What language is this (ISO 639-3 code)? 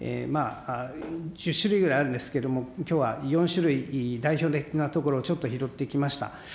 jpn